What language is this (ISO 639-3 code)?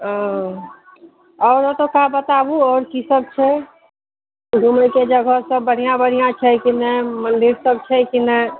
mai